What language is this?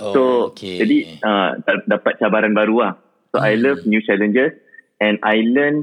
Malay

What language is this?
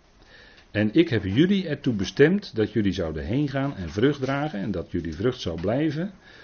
Dutch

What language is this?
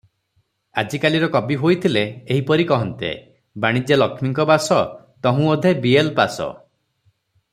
Odia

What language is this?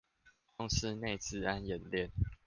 Chinese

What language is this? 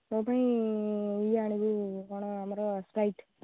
Odia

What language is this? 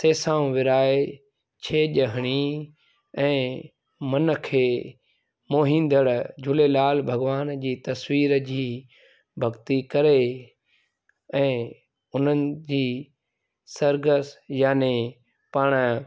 Sindhi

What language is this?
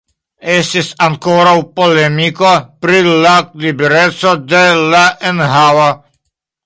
Esperanto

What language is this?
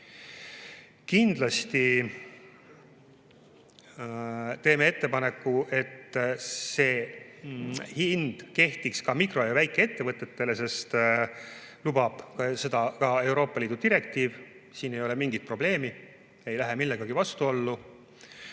Estonian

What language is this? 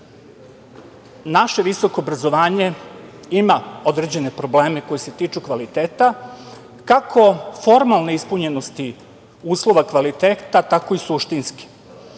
Serbian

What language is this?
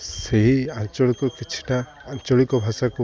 Odia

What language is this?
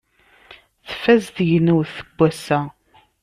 Kabyle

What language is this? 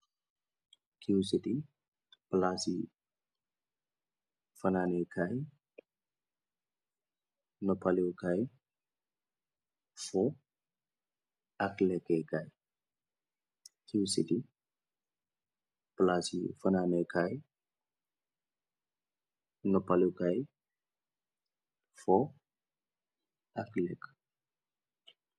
Wolof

